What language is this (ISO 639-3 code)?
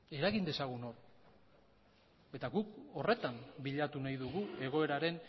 eus